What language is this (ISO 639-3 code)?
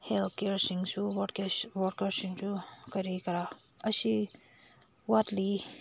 mni